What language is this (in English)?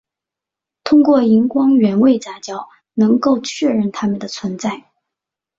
Chinese